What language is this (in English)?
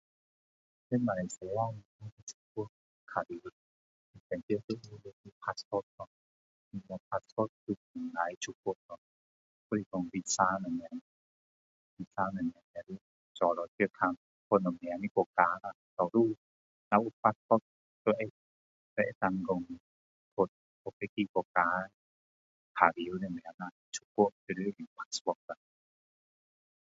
Min Dong Chinese